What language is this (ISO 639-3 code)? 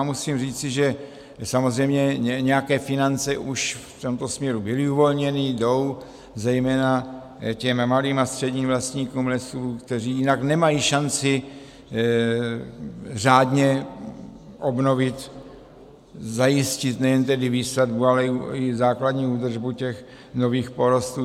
ces